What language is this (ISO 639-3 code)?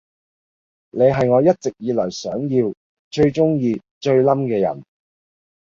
yue